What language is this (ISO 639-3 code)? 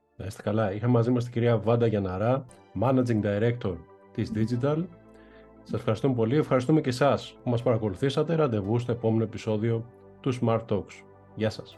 ell